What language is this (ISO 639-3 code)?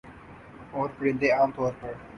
urd